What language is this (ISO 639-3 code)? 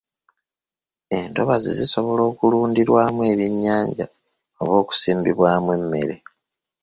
lug